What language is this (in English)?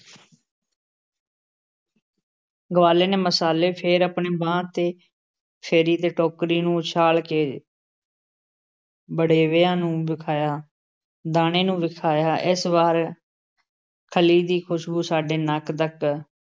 Punjabi